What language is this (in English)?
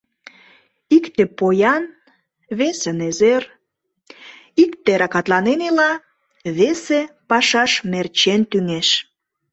Mari